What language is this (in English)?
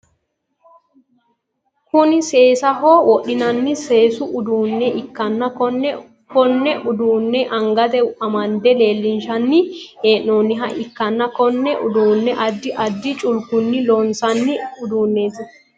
Sidamo